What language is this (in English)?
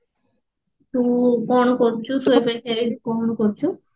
Odia